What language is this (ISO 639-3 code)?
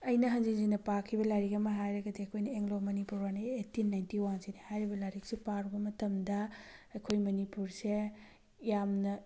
mni